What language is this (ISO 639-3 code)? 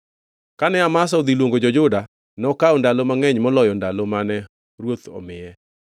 luo